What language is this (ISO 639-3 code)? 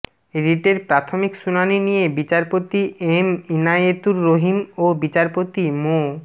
ben